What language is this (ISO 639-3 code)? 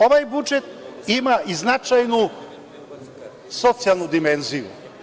srp